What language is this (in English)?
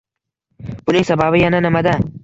Uzbek